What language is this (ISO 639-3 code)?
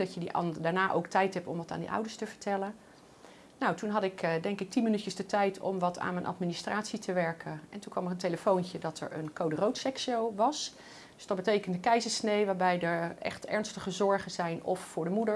nld